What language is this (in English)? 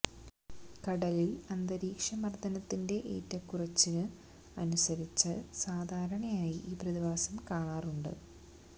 Malayalam